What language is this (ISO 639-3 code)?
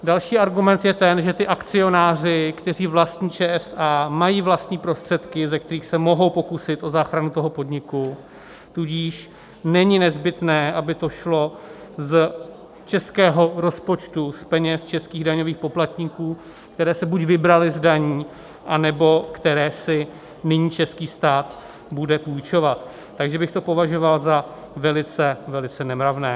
ces